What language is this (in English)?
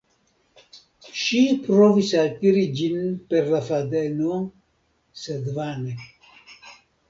Esperanto